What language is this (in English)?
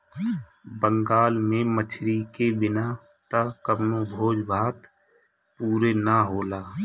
Bhojpuri